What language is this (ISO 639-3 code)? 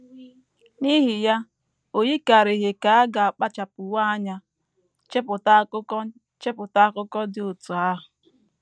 ibo